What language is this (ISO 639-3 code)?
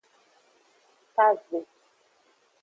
ajg